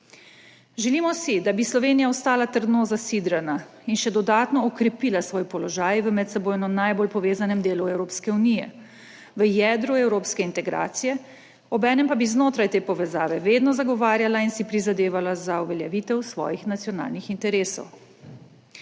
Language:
Slovenian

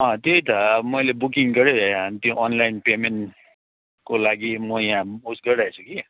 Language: Nepali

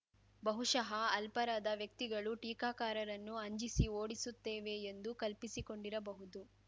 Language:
Kannada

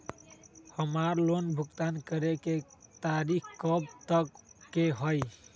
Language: Magahi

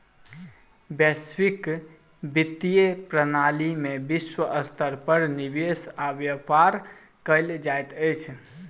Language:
Maithili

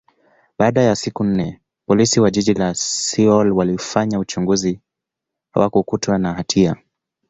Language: Swahili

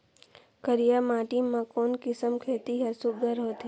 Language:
Chhattisgarhi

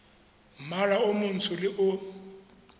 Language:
Tswana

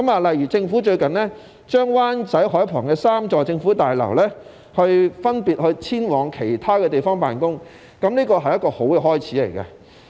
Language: Cantonese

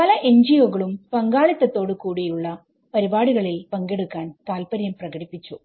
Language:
Malayalam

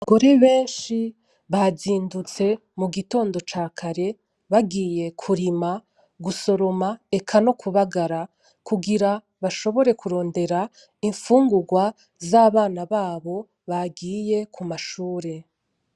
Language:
Rundi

